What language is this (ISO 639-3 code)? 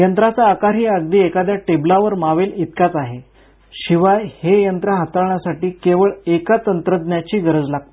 mar